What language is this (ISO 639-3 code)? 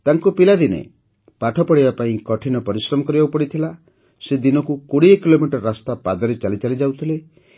ori